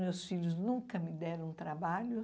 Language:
Portuguese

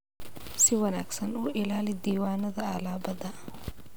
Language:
Somali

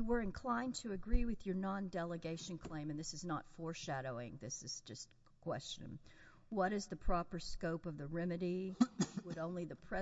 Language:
English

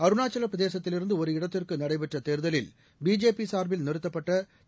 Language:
Tamil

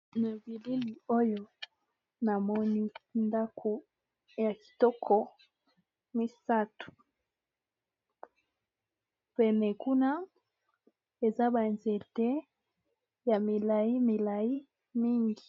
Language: Lingala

